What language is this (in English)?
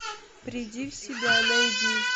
Russian